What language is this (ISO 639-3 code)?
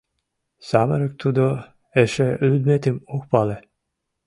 chm